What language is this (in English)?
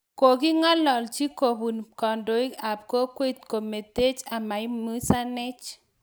Kalenjin